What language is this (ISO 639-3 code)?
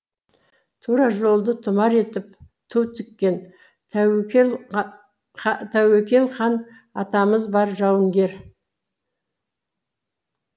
kaz